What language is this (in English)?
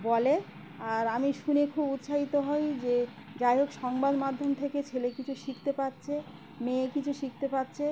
Bangla